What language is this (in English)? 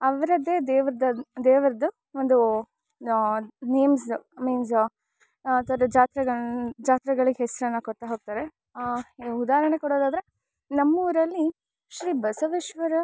Kannada